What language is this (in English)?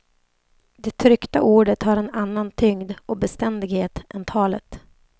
Swedish